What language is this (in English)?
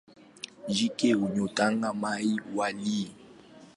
Swahili